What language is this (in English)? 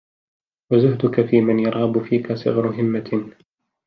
Arabic